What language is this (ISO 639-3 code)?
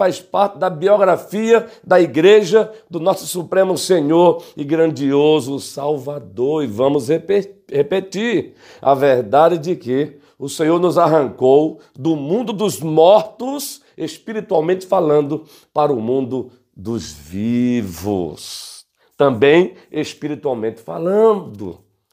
por